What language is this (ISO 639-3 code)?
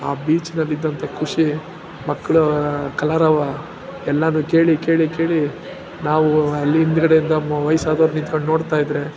kan